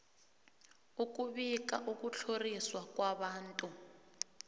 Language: South Ndebele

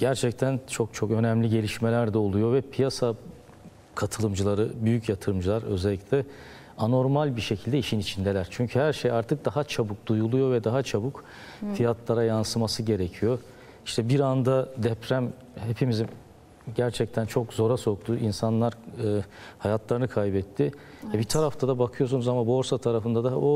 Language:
Turkish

